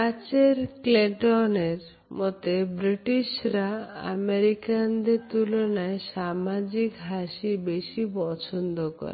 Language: Bangla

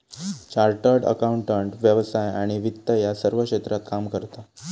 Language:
Marathi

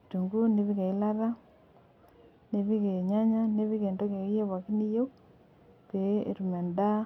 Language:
Masai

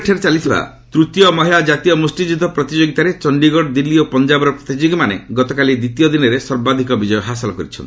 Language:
Odia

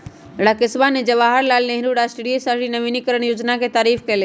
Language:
Magahi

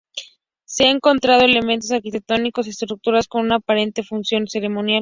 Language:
Spanish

